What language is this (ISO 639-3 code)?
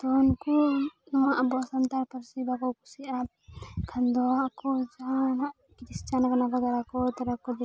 sat